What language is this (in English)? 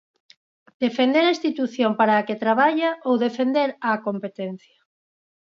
Galician